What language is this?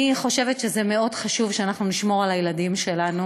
Hebrew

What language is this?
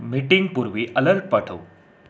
Marathi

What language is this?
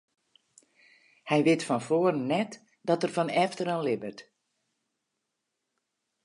Western Frisian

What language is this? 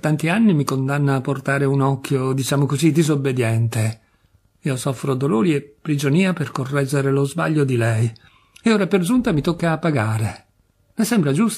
Italian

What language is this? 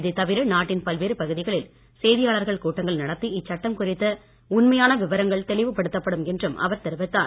Tamil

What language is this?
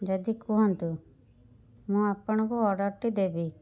Odia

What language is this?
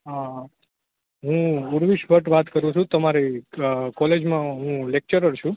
Gujarati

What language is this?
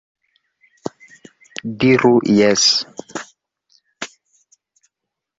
Esperanto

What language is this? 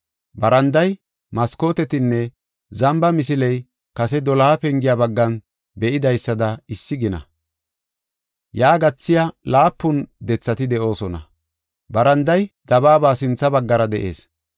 Gofa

